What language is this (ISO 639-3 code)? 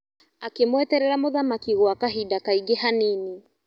kik